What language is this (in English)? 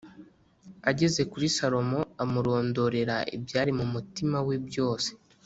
Kinyarwanda